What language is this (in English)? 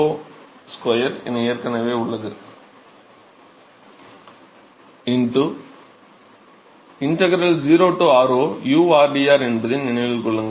Tamil